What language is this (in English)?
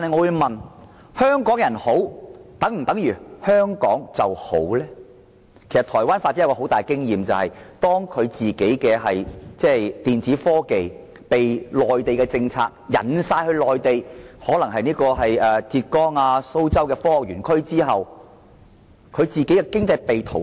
Cantonese